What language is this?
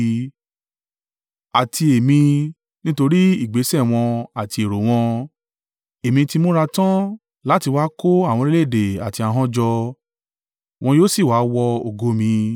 Yoruba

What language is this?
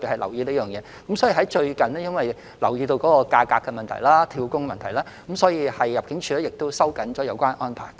Cantonese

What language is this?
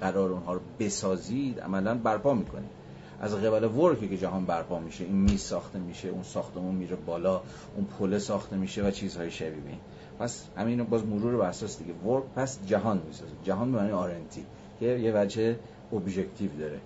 Persian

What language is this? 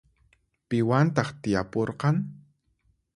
Puno Quechua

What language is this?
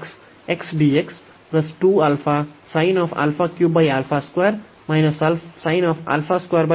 Kannada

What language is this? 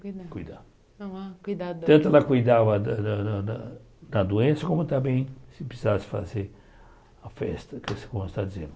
Portuguese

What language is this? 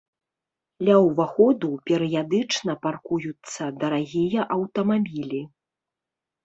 Belarusian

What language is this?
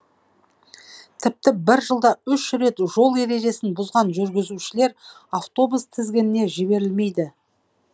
Kazakh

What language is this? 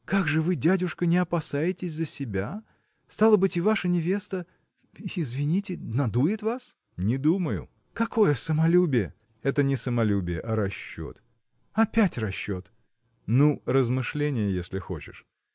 Russian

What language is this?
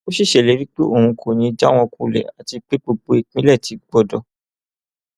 Yoruba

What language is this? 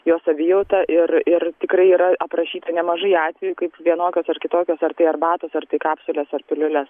Lithuanian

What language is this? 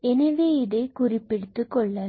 Tamil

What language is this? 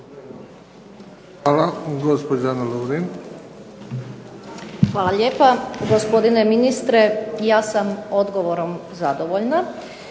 Croatian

